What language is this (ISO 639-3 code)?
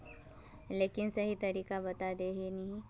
mag